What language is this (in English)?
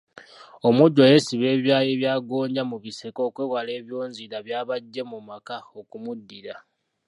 Ganda